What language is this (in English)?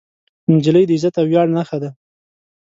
Pashto